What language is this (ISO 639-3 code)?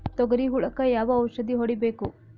kan